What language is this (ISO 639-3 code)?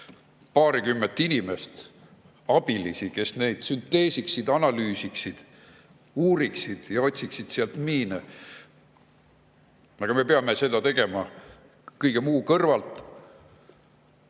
est